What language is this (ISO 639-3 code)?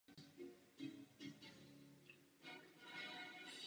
ces